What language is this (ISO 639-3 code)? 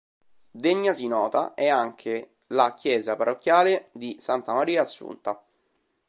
ita